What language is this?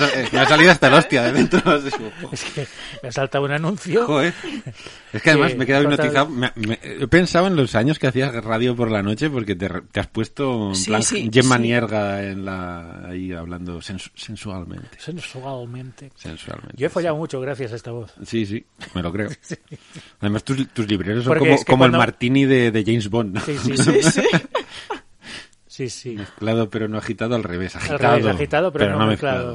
Spanish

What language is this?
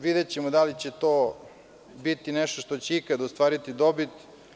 Serbian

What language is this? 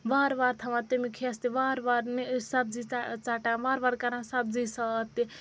Kashmiri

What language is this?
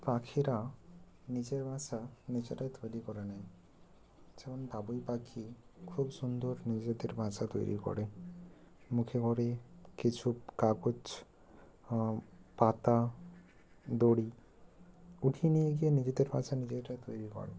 Bangla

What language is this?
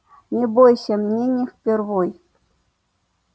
Russian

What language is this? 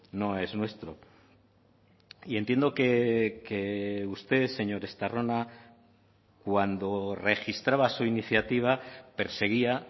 Spanish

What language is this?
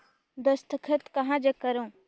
Chhattisgarhi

